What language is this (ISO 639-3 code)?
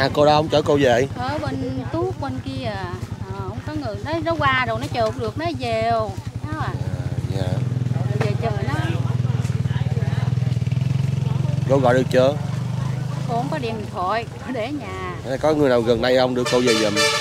vie